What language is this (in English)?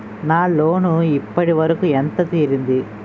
Telugu